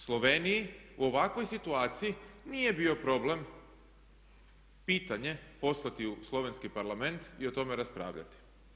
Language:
Croatian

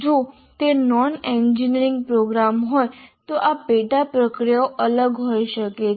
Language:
Gujarati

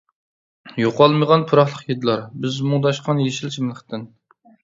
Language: Uyghur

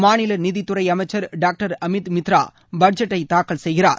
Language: Tamil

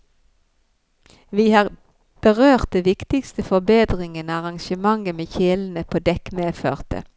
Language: Norwegian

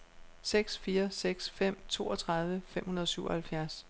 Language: Danish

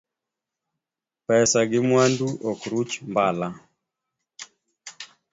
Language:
Luo (Kenya and Tanzania)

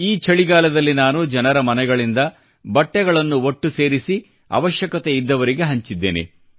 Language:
Kannada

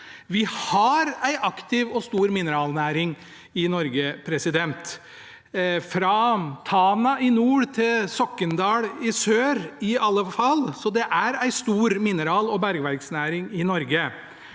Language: Norwegian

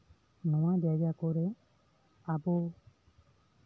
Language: Santali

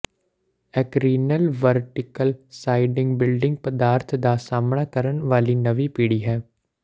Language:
Punjabi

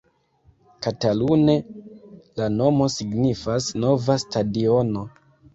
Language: Esperanto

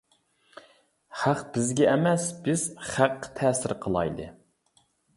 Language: Uyghur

